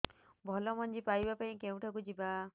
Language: Odia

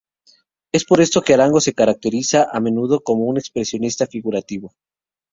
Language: Spanish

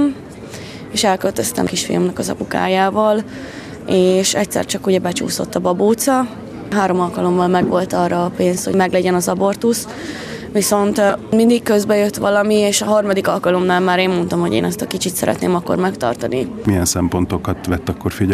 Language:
Hungarian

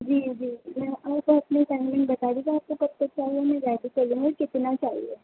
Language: Urdu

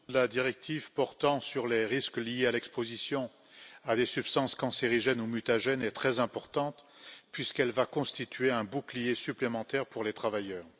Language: French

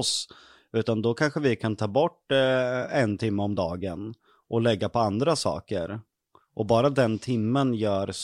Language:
Swedish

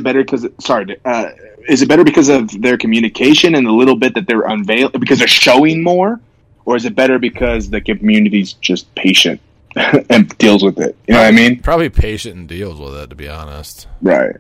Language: English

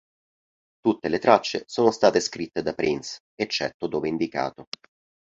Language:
Italian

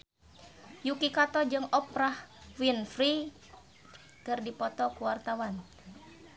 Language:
Sundanese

